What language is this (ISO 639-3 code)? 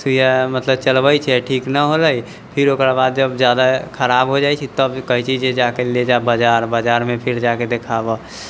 mai